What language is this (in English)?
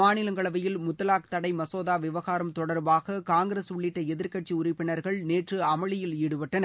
Tamil